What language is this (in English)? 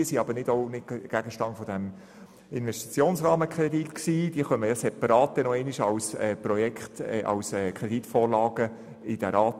Swiss German